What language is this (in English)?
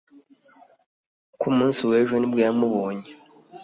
Kinyarwanda